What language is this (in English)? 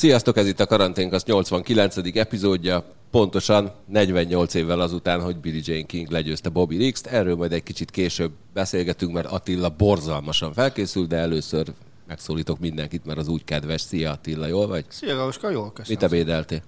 Hungarian